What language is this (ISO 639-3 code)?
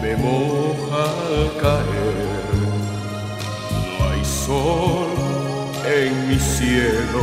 ron